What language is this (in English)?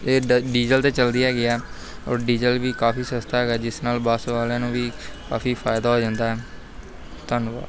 Punjabi